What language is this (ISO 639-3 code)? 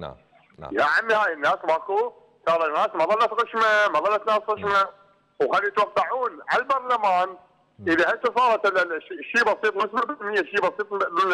ara